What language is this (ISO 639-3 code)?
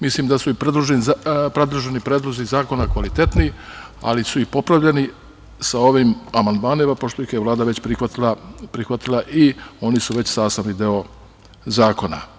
srp